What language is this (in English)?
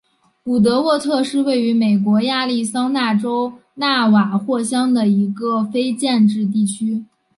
Chinese